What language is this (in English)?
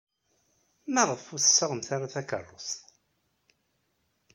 Kabyle